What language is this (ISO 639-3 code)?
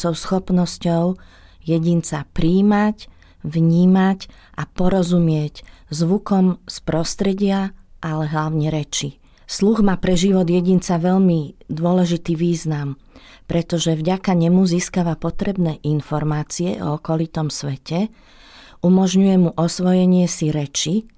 slk